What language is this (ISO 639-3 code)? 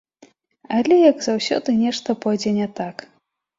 bel